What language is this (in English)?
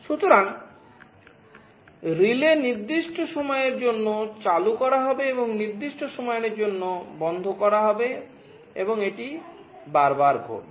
Bangla